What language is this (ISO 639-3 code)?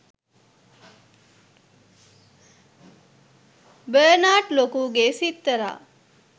sin